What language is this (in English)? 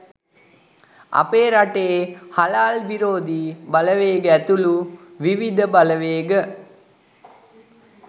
Sinhala